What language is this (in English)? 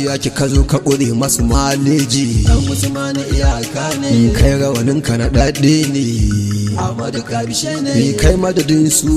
Arabic